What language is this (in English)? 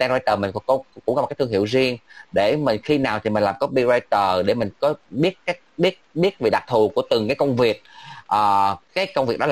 Vietnamese